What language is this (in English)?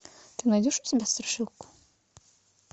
Russian